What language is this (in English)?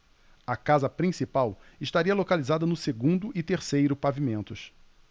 Portuguese